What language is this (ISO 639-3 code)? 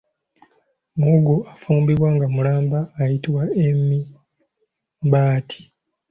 lug